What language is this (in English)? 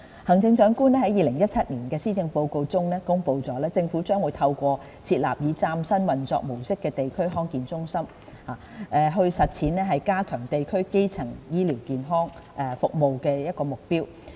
Cantonese